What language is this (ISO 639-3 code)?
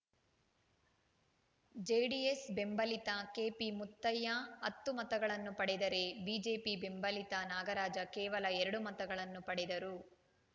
kan